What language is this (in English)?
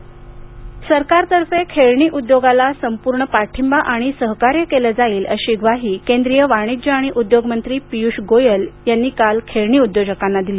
Marathi